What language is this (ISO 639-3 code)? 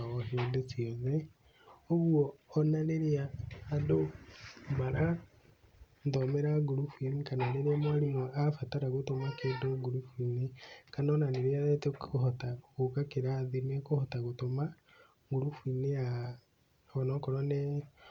kik